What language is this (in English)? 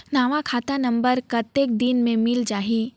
Chhattisgarhi